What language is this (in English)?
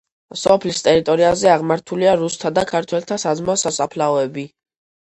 Georgian